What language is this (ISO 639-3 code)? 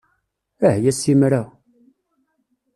kab